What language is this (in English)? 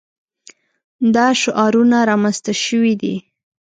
Pashto